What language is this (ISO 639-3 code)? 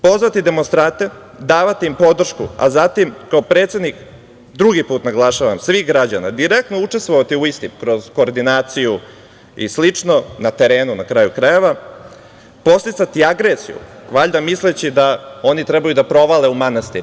srp